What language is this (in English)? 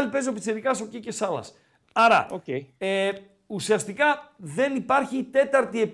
Greek